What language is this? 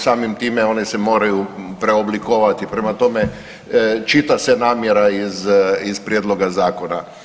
Croatian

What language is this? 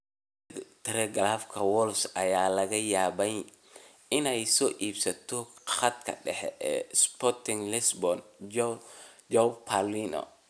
Somali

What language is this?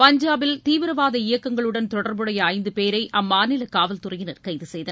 Tamil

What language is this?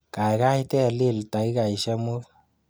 Kalenjin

